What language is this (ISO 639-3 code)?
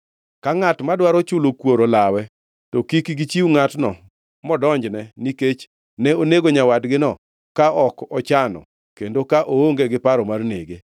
luo